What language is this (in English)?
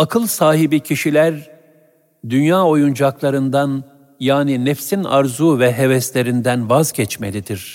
Turkish